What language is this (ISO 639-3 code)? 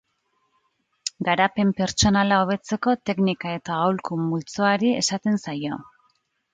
eus